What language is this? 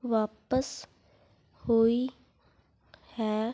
Punjabi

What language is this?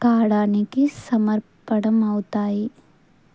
Telugu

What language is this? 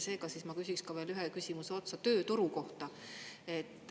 Estonian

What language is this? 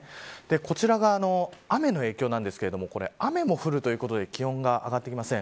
Japanese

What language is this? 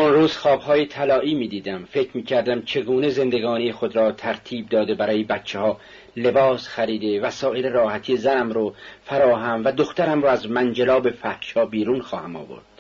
Persian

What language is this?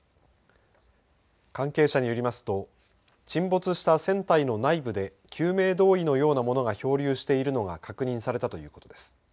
Japanese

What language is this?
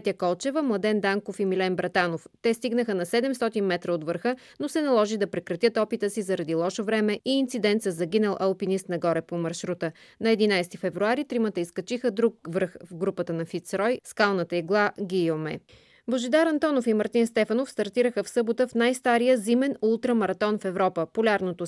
Bulgarian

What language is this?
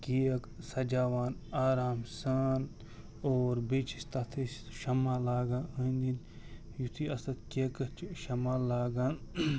Kashmiri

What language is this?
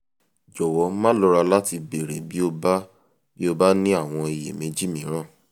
Yoruba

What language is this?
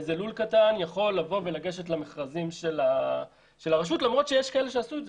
Hebrew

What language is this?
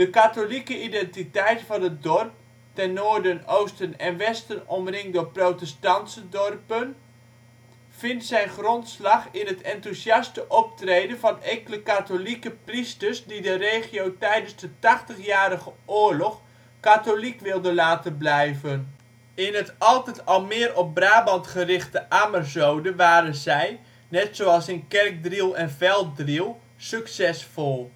Dutch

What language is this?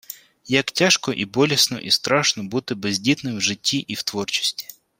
Ukrainian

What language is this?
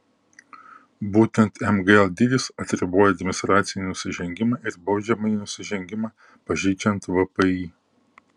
Lithuanian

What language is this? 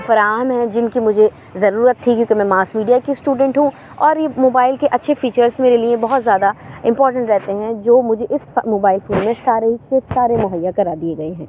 Urdu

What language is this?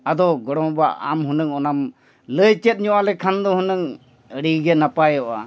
Santali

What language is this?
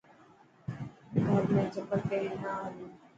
Dhatki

